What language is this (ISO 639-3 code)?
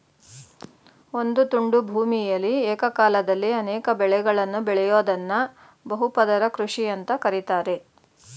kan